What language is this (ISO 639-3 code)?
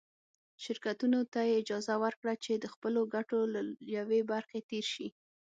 pus